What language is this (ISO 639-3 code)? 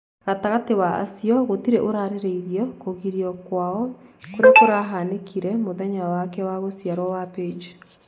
kik